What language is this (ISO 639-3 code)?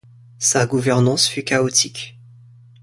fra